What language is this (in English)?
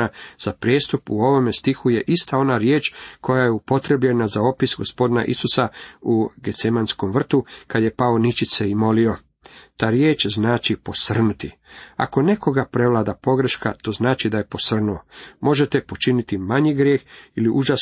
Croatian